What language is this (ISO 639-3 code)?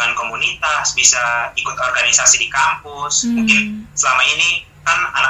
ind